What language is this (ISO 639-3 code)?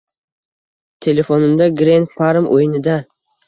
uzb